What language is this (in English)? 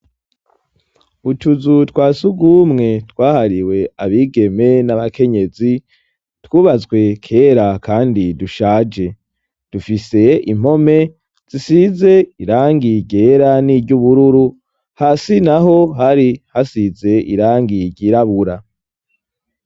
Rundi